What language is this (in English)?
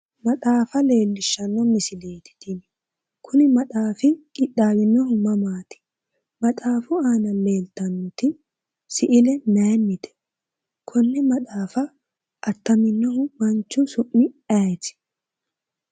Sidamo